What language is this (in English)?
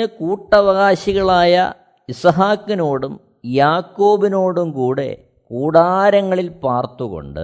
Malayalam